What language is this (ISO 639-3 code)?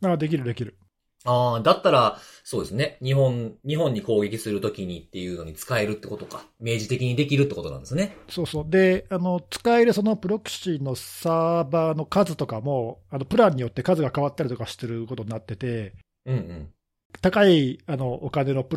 jpn